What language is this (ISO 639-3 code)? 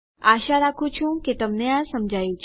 guj